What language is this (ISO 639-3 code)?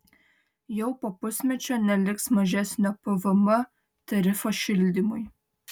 lit